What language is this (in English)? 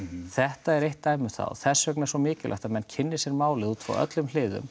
Icelandic